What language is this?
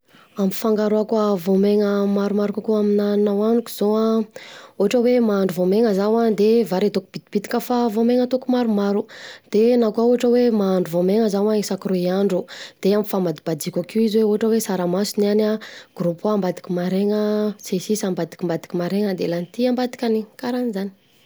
Southern Betsimisaraka Malagasy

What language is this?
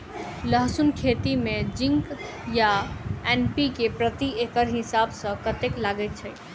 Maithili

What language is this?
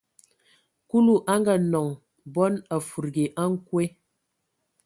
Ewondo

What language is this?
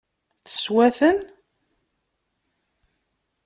Kabyle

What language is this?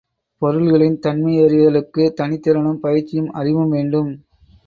Tamil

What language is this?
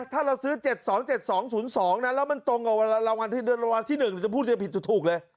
Thai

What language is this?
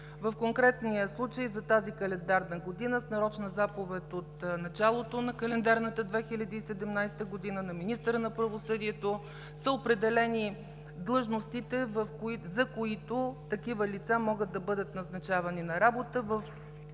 Bulgarian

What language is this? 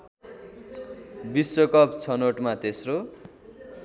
Nepali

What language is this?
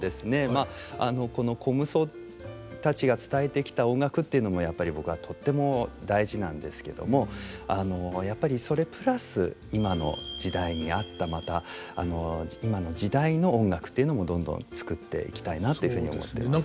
Japanese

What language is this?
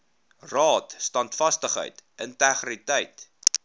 Afrikaans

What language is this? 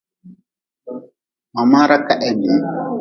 Nawdm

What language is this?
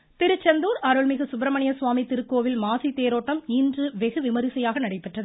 Tamil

